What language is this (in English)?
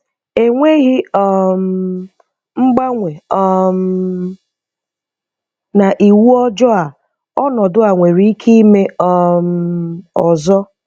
Igbo